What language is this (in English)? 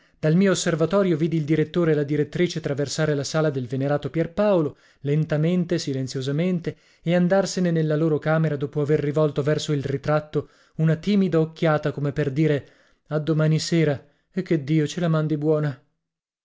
Italian